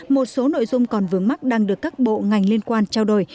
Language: Vietnamese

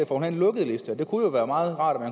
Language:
Danish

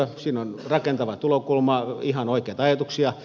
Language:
Finnish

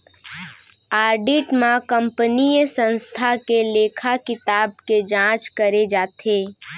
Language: Chhattisgarhi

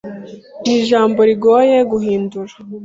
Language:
Kinyarwanda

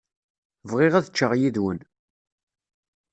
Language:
Kabyle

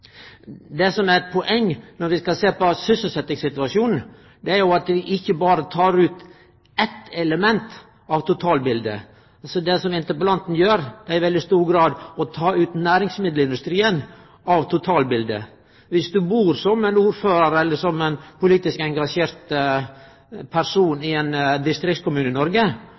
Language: Norwegian Nynorsk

